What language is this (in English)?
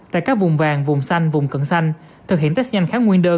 Vietnamese